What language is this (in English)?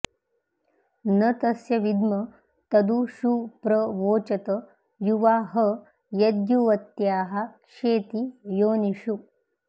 Sanskrit